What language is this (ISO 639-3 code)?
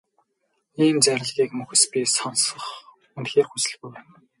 mon